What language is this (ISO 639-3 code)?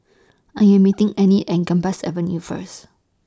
eng